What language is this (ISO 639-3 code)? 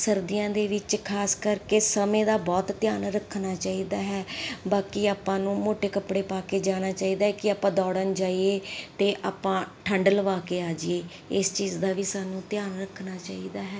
pan